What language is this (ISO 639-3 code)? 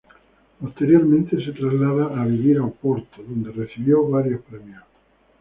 spa